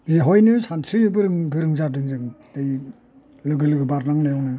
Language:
Bodo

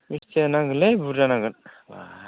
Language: Bodo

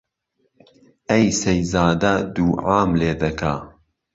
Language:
Central Kurdish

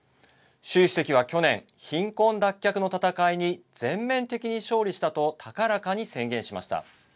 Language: Japanese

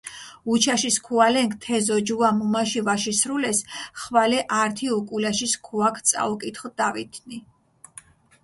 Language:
Mingrelian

